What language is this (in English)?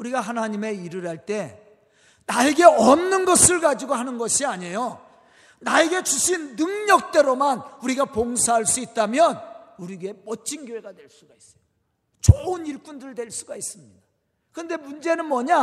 Korean